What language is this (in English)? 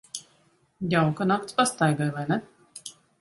Latvian